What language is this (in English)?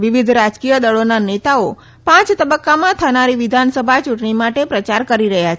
Gujarati